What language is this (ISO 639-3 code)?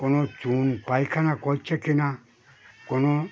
ben